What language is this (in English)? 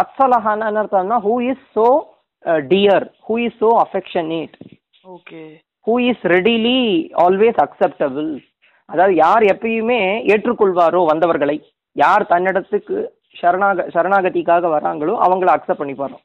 Tamil